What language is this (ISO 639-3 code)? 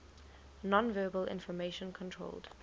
eng